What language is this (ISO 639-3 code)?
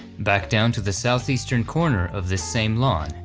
eng